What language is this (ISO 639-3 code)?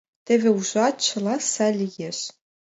chm